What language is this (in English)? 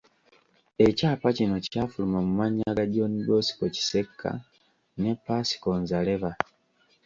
Ganda